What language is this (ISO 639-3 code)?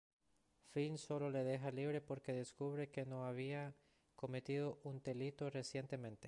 spa